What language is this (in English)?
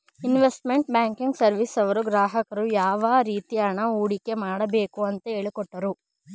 Kannada